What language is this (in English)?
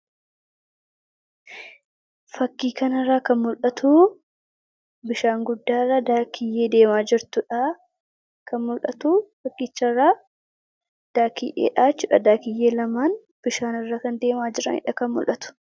Oromo